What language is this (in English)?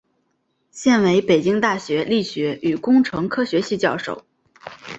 Chinese